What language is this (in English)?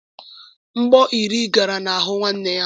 Igbo